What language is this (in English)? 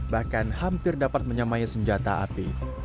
Indonesian